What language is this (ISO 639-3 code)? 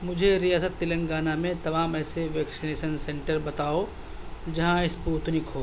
urd